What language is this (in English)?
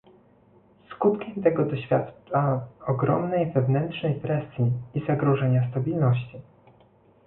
Polish